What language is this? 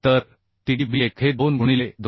Marathi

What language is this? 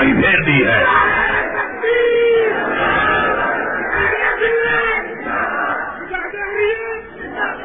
Urdu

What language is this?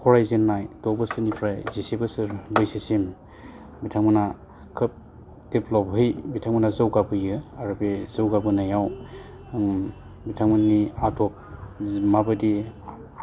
Bodo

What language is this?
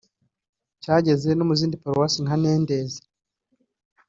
Kinyarwanda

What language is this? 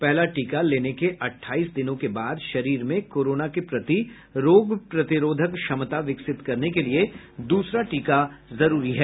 Hindi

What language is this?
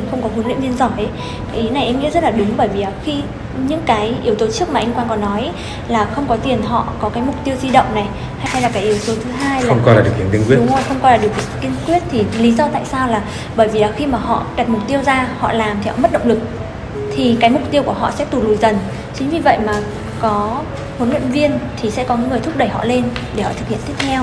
Vietnamese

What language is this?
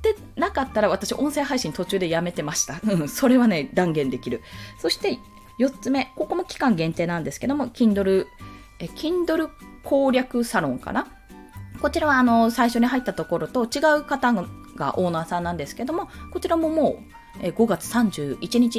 Japanese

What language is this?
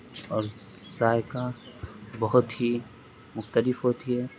Urdu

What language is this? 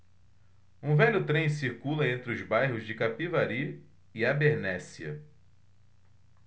Portuguese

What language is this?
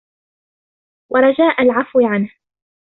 Arabic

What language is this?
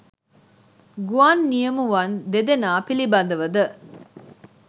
Sinhala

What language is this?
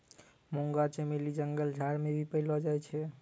Maithili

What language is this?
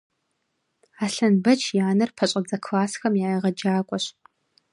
Kabardian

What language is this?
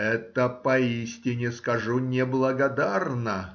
Russian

